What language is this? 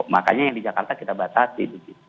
Indonesian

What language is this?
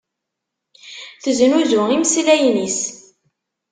Kabyle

